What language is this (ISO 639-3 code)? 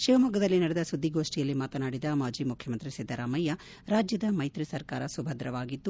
kan